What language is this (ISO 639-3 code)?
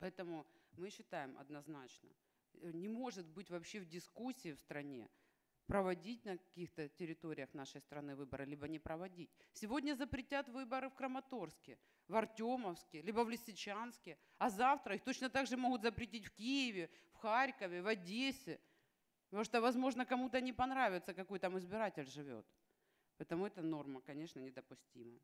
rus